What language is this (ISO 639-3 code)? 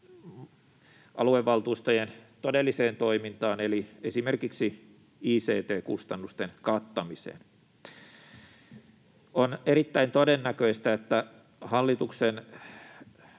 fin